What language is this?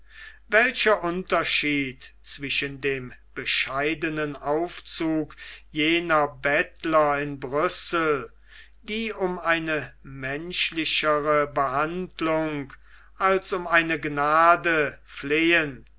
German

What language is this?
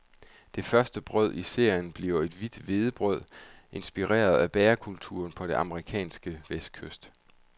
Danish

